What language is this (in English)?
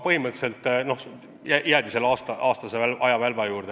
Estonian